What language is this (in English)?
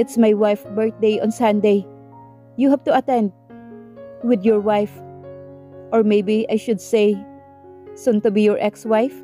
Filipino